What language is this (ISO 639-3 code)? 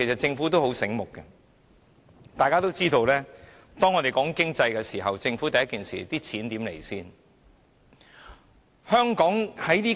yue